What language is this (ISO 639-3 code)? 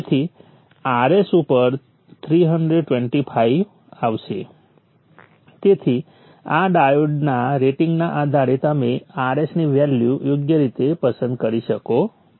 guj